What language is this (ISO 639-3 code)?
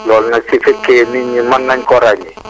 wol